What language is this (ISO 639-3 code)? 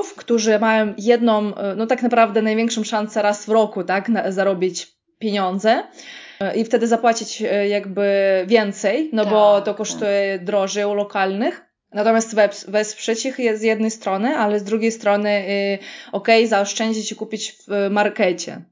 pol